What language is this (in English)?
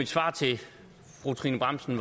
Danish